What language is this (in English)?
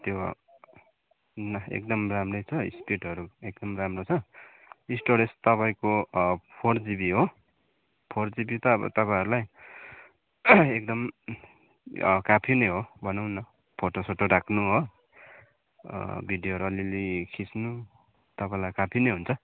Nepali